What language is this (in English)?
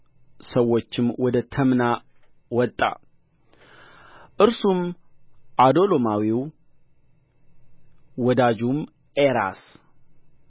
Amharic